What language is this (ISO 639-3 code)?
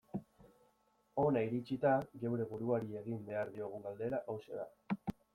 eus